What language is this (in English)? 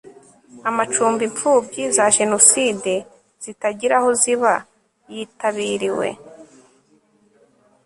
Kinyarwanda